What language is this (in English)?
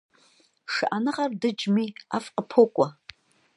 Kabardian